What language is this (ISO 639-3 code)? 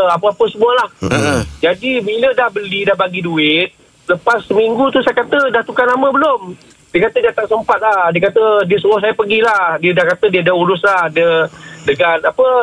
msa